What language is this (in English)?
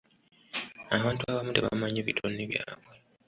Ganda